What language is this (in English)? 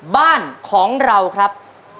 Thai